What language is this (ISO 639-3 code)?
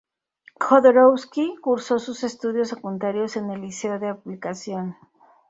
spa